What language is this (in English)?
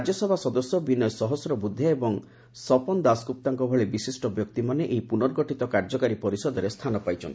Odia